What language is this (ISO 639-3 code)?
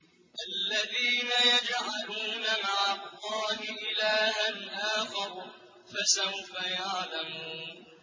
ara